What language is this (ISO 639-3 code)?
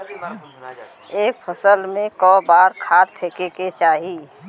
bho